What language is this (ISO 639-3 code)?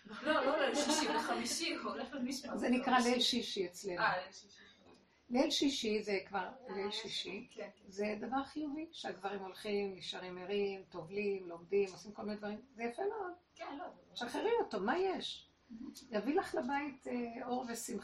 heb